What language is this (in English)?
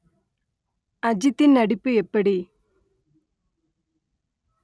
Tamil